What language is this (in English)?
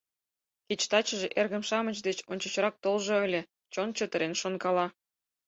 Mari